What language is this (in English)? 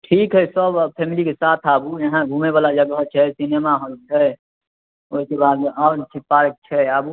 Maithili